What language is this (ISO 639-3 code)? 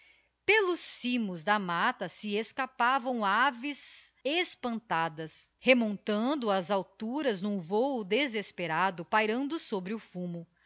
por